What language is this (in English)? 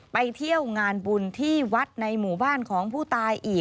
Thai